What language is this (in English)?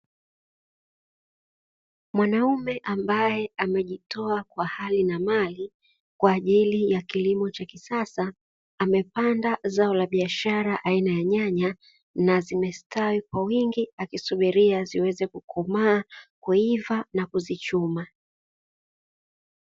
Swahili